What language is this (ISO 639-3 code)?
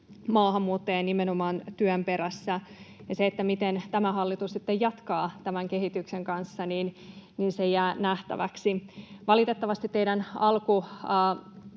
fin